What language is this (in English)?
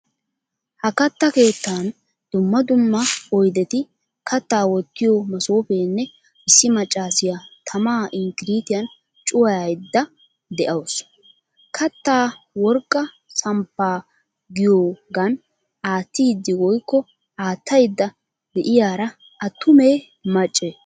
Wolaytta